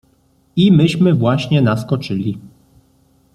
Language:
Polish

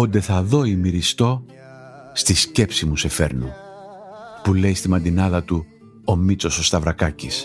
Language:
Greek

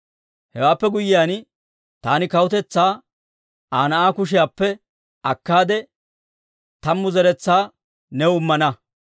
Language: Dawro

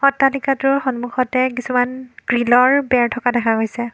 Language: Assamese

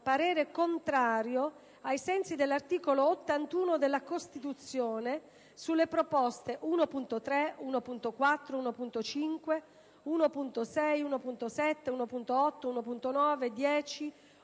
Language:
Italian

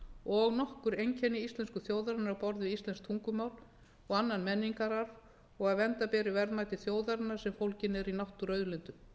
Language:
Icelandic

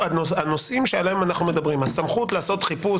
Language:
Hebrew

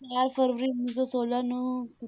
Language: Punjabi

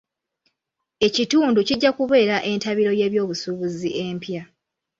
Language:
Ganda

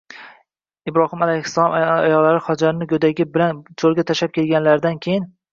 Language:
Uzbek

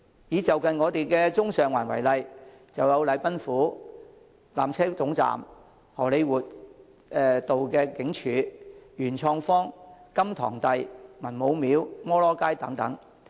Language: Cantonese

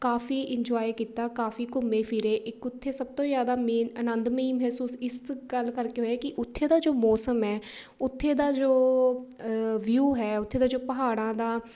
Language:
Punjabi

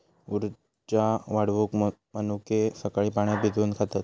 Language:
Marathi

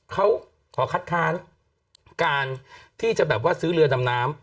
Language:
Thai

